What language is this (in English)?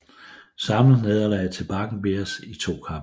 Danish